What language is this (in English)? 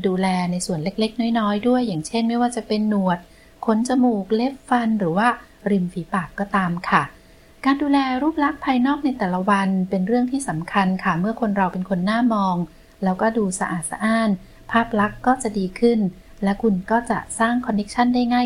Thai